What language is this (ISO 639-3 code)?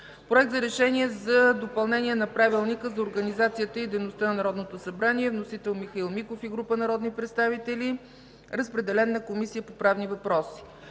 bul